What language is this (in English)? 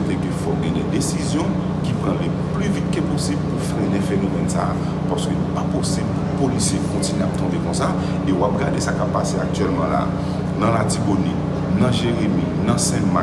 French